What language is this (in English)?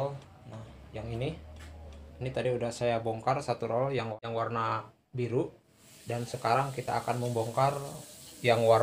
Indonesian